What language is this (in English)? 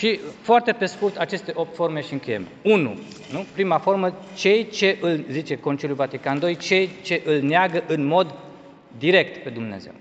Romanian